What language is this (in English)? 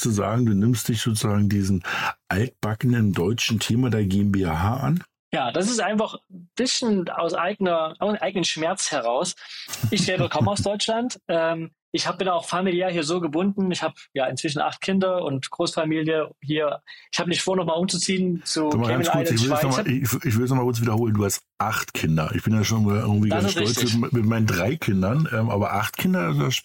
German